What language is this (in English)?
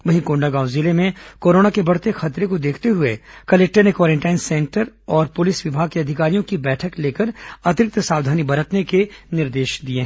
Hindi